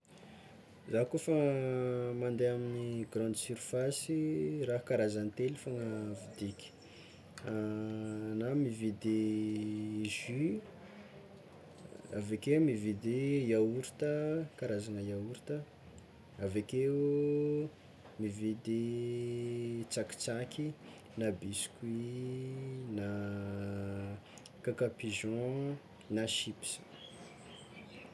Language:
Tsimihety Malagasy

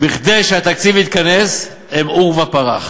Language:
Hebrew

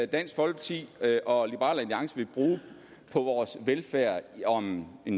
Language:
Danish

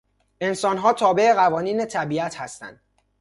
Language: Persian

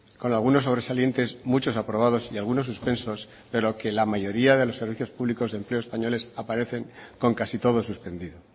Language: Spanish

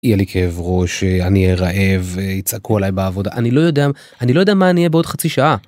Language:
Hebrew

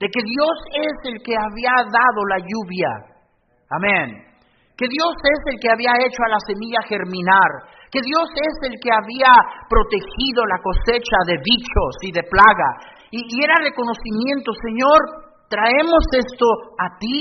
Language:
Spanish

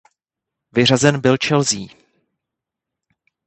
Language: Czech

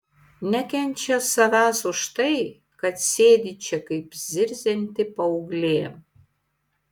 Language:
Lithuanian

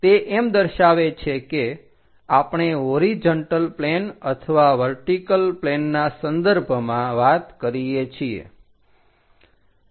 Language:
Gujarati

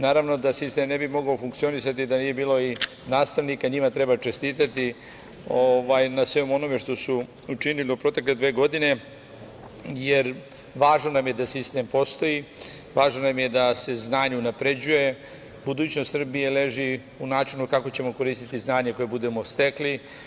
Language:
Serbian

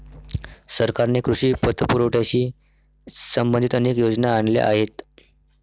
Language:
Marathi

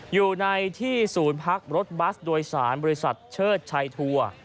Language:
Thai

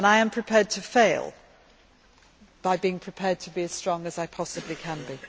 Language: English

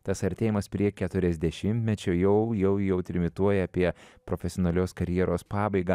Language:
Lithuanian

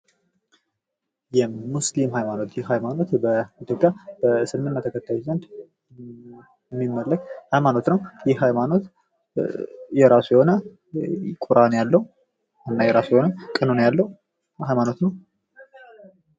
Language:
Amharic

